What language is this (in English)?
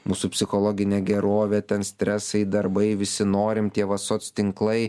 Lithuanian